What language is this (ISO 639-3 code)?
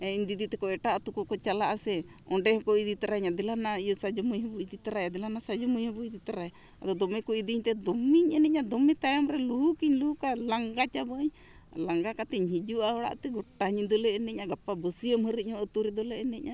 sat